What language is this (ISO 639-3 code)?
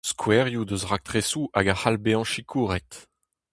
bre